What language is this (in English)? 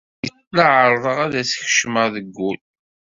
Kabyle